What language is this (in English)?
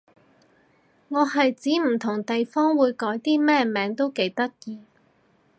Cantonese